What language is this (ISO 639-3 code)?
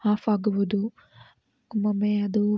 kan